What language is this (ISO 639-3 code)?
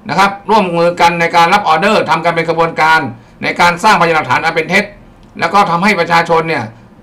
tha